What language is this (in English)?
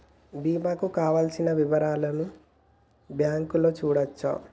Telugu